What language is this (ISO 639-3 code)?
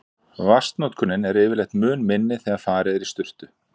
isl